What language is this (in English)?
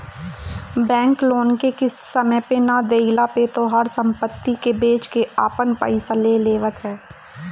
Bhojpuri